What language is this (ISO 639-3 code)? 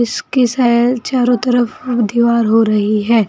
hin